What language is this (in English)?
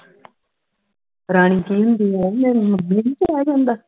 Punjabi